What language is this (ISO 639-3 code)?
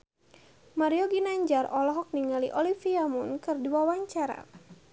sun